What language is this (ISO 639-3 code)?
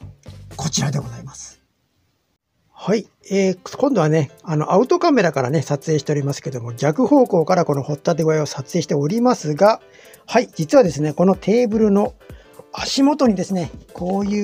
jpn